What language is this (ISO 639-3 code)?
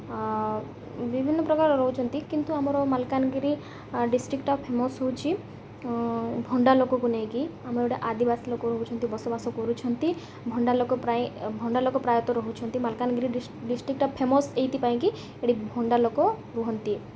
ori